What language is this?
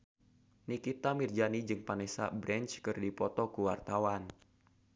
Sundanese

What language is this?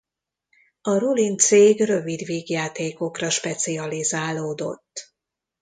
Hungarian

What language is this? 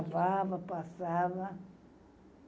Portuguese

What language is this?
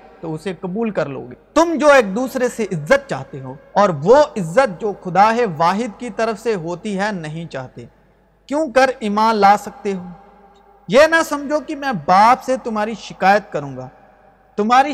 Urdu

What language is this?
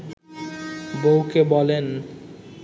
Bangla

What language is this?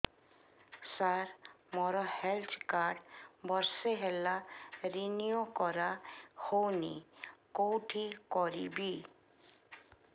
Odia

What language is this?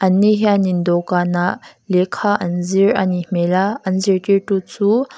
Mizo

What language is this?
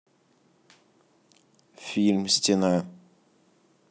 Russian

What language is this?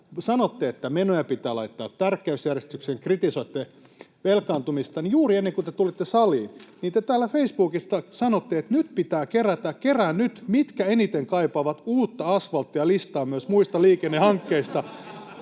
Finnish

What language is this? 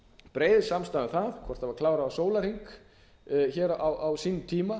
Icelandic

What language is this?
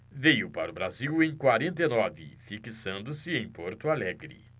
Portuguese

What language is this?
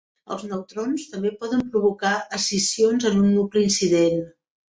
Catalan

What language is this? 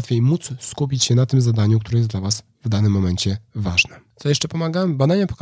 Polish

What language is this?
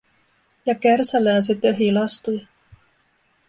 Finnish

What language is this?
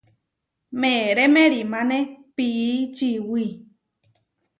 Huarijio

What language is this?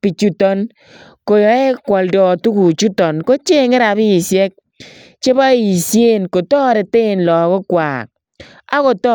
Kalenjin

